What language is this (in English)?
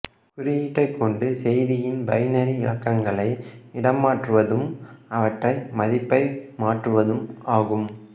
Tamil